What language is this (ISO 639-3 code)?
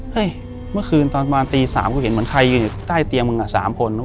tha